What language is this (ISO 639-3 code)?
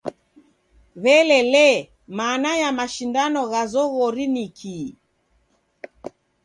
dav